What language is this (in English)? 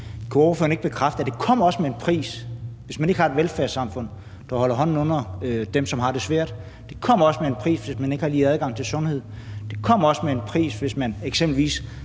Danish